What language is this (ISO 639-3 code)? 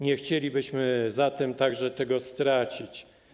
pol